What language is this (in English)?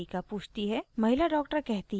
Hindi